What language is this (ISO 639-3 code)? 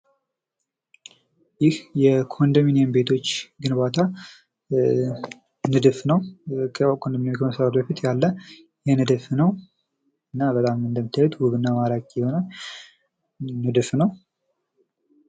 amh